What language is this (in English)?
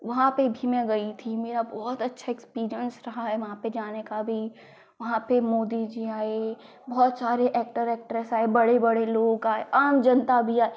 Hindi